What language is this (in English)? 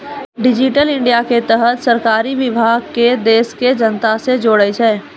Maithili